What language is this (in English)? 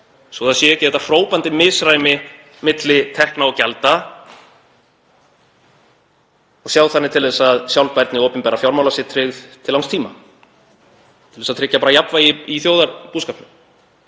Icelandic